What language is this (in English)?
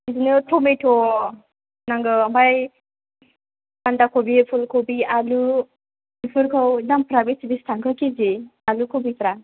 Bodo